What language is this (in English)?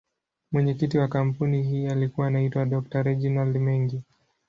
Swahili